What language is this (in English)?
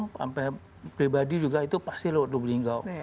Indonesian